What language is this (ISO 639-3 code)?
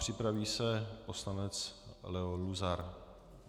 ces